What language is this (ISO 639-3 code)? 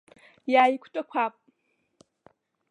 abk